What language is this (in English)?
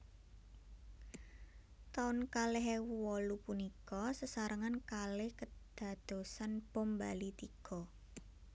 Javanese